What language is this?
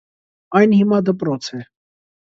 Armenian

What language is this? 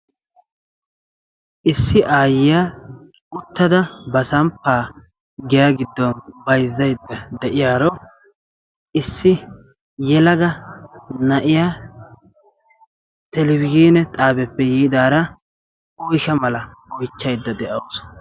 Wolaytta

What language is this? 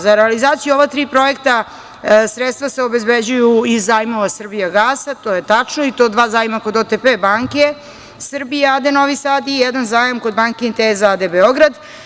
Serbian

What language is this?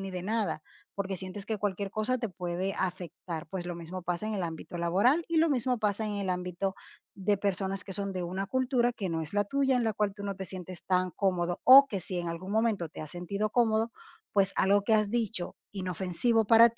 Spanish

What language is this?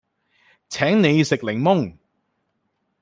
Cantonese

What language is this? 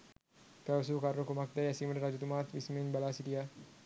Sinhala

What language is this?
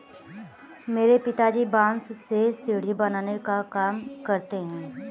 Hindi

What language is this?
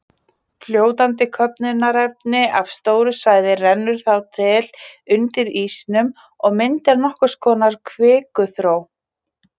Icelandic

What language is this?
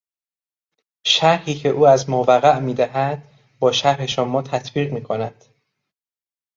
Persian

